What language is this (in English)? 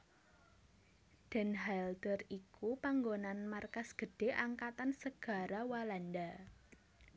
Javanese